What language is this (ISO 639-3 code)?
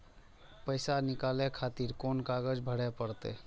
mai